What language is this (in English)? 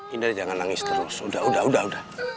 Indonesian